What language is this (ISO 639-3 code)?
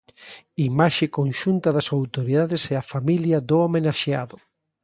glg